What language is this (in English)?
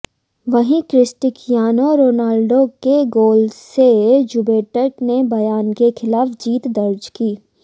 Hindi